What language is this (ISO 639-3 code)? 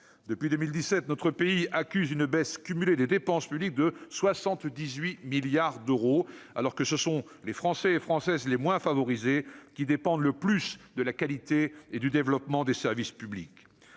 fra